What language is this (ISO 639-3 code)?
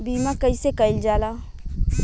bho